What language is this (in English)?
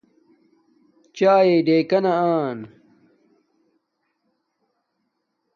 Domaaki